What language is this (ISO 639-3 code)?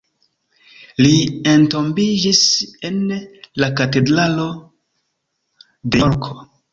epo